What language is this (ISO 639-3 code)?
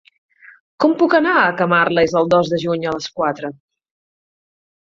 cat